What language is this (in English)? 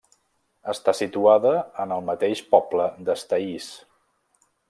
Catalan